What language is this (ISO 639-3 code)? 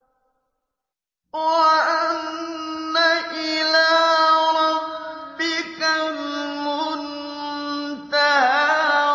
ara